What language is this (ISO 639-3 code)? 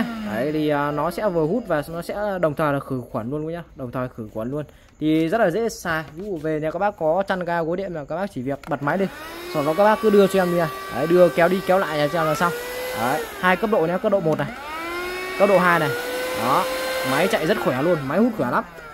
vie